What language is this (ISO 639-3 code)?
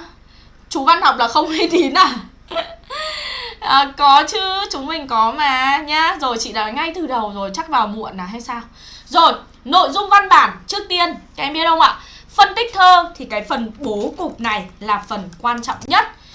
vie